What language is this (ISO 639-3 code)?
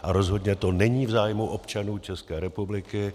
ces